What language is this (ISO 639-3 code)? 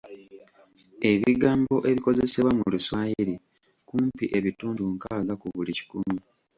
lug